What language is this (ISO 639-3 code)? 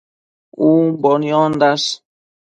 mcf